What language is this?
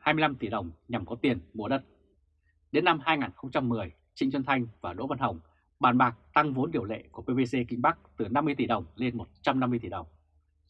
Vietnamese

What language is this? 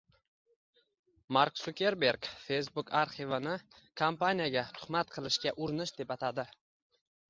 Uzbek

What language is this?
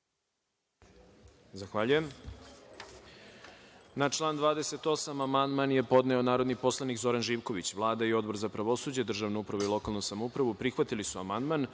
Serbian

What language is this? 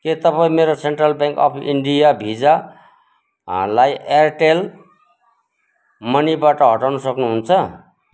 Nepali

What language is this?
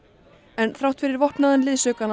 Icelandic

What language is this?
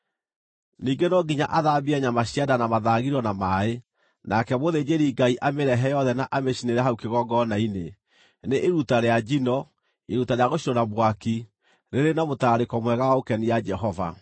Kikuyu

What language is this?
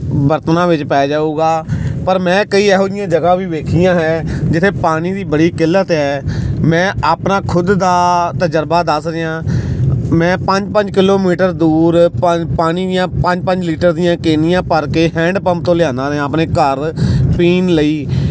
Punjabi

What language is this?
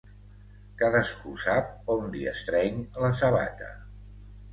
Catalan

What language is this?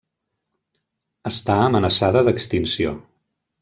Catalan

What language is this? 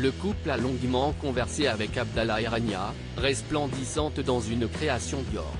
French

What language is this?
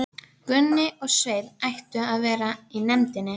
Icelandic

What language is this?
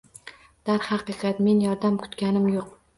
Uzbek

